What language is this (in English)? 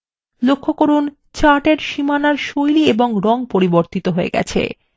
Bangla